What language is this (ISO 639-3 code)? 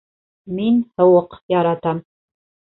bak